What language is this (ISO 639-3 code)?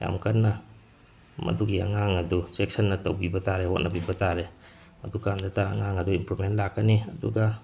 mni